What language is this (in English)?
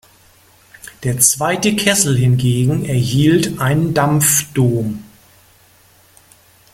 German